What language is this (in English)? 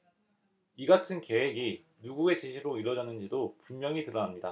Korean